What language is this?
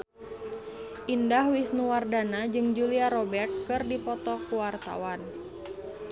Sundanese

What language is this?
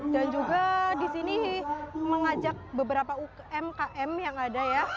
Indonesian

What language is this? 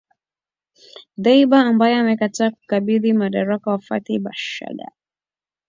Swahili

